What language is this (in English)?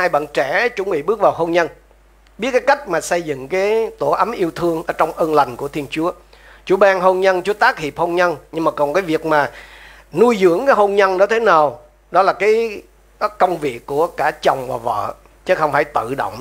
Vietnamese